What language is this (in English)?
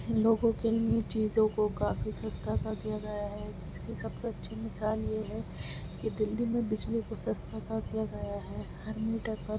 Urdu